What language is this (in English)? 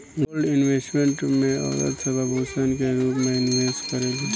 Bhojpuri